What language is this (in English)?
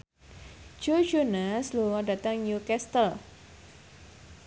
Javanese